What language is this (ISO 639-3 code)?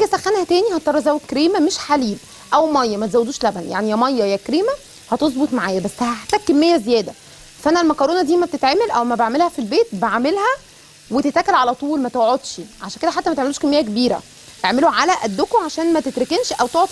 ara